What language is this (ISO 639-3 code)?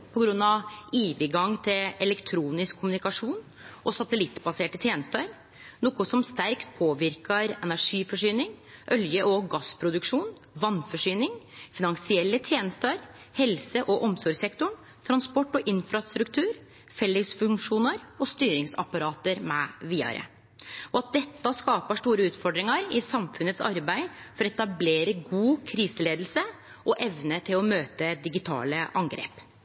nno